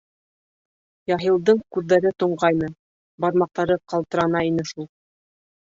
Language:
Bashkir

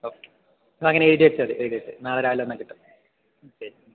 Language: Malayalam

